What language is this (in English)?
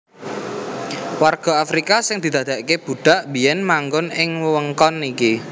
Javanese